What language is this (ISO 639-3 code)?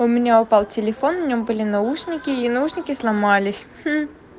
rus